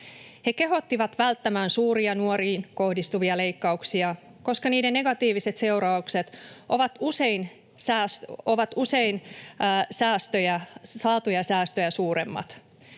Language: Finnish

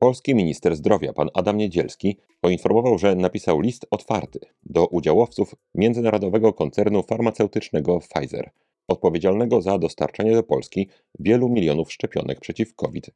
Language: Polish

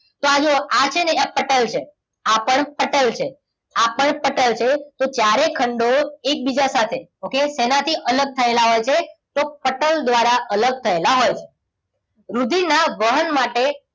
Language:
Gujarati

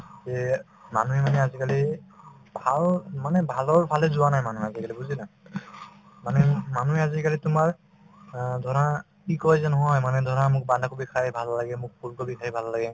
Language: Assamese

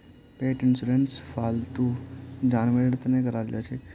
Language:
Magahi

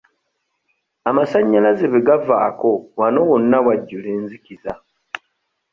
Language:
Ganda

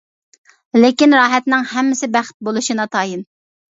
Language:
Uyghur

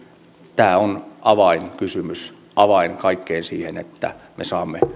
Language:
Finnish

